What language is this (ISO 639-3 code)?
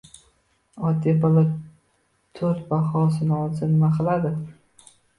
uzb